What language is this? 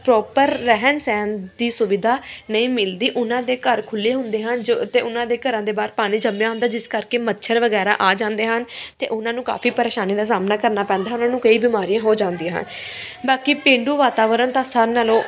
Punjabi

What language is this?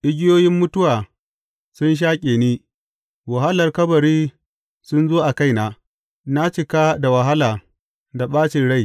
Hausa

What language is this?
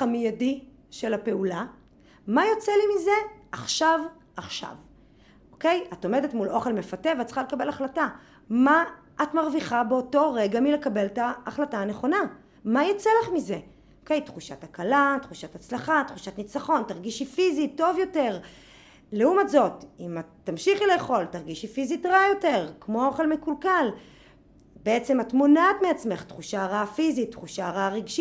Hebrew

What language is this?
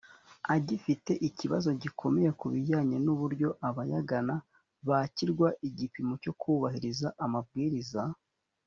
Kinyarwanda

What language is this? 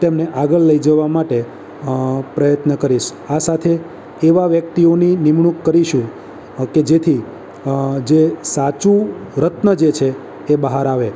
Gujarati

